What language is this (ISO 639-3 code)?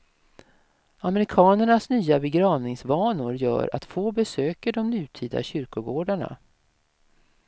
swe